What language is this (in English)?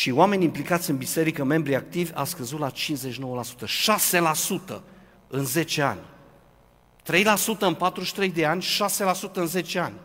Romanian